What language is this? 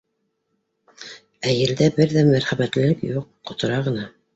Bashkir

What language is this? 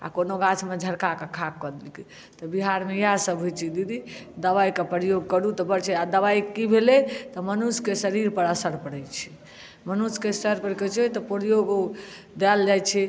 Maithili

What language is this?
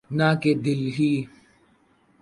Urdu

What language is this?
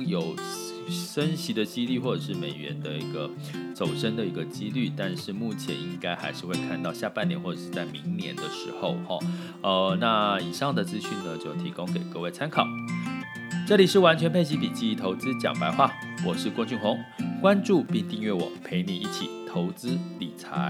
Chinese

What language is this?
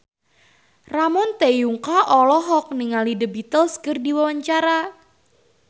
Sundanese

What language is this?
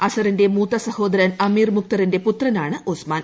Malayalam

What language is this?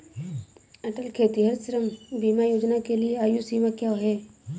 Hindi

